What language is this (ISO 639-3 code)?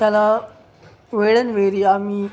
mar